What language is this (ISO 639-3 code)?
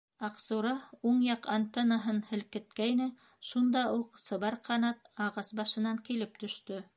bak